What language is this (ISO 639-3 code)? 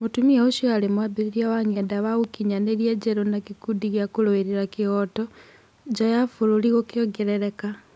kik